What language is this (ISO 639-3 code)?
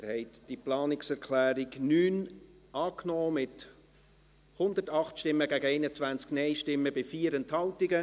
gsw